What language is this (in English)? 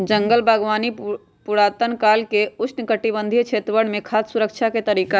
Magahi